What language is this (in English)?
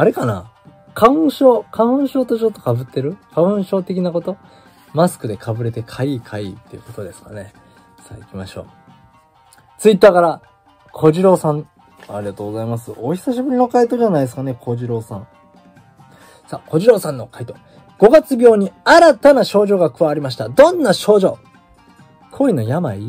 Japanese